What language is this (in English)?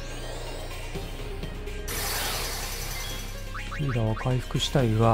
Japanese